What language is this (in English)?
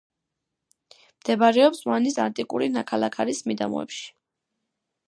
Georgian